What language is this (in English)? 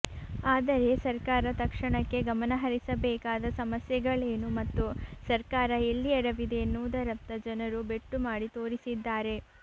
Kannada